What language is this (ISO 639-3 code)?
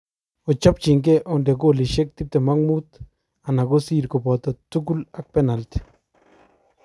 kln